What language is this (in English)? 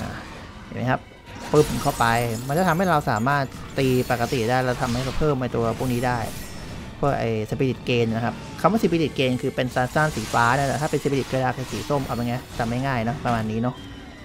Thai